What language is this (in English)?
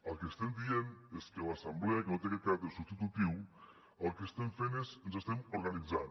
Catalan